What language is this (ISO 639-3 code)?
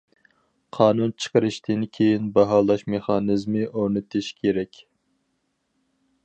uig